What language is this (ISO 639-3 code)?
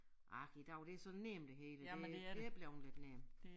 dan